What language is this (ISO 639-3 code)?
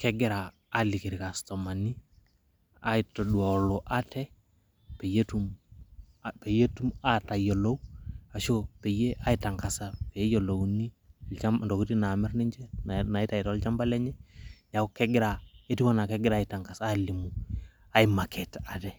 mas